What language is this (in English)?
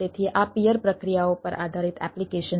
Gujarati